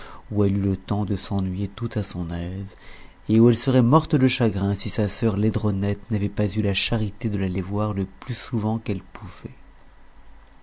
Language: French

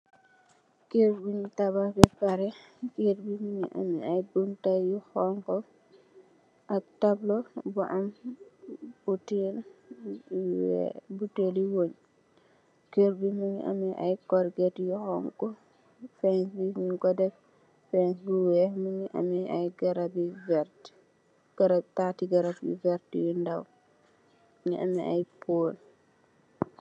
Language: Wolof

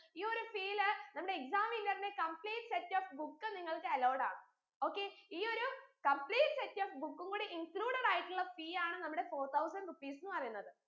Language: Malayalam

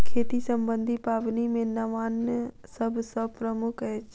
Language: Maithili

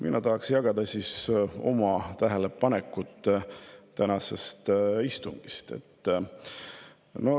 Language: Estonian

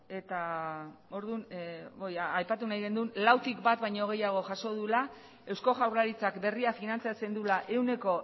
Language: Basque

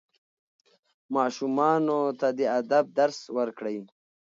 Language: Pashto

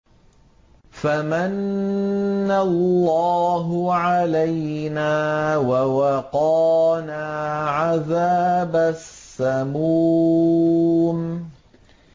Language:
Arabic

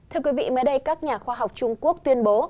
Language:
Vietnamese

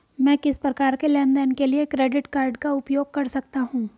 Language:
Hindi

